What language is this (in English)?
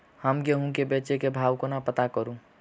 Maithili